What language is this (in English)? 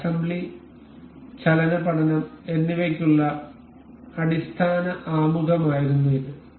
Malayalam